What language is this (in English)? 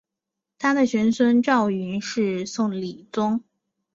Chinese